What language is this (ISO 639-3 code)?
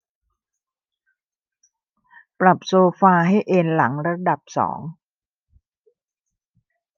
tha